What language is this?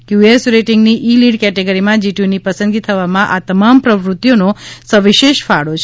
Gujarati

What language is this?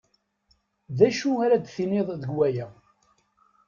Kabyle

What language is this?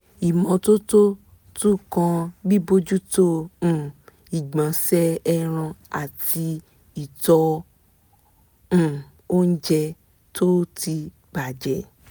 Yoruba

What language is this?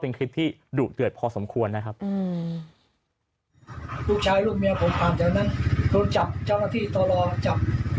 Thai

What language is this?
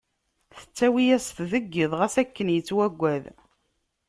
Kabyle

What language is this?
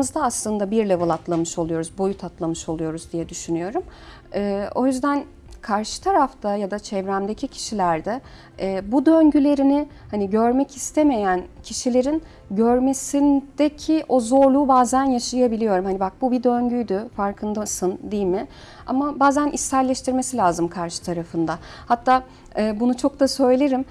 Turkish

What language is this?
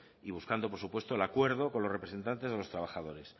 Spanish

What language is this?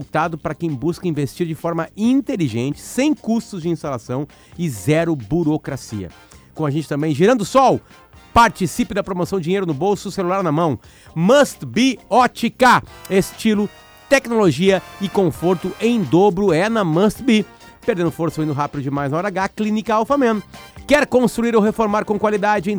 Portuguese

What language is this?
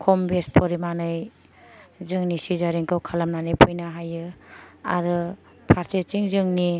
Bodo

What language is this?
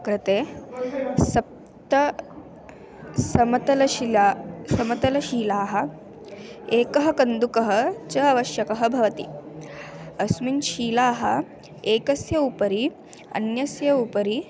Sanskrit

